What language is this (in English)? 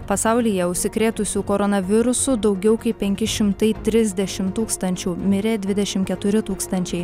Lithuanian